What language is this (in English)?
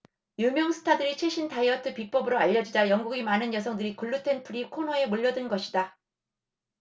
Korean